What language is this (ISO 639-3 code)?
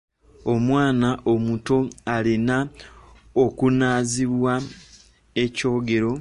lug